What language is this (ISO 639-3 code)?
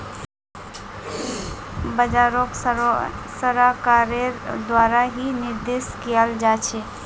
mag